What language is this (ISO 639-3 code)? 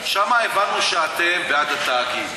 heb